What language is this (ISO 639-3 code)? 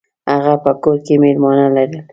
pus